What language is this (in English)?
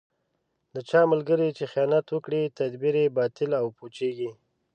Pashto